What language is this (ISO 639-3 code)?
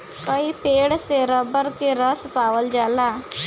bho